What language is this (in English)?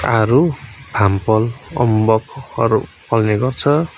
Nepali